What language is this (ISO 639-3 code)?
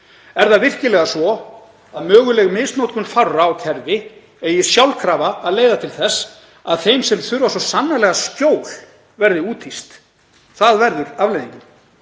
isl